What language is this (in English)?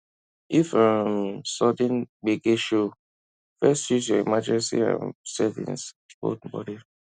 Nigerian Pidgin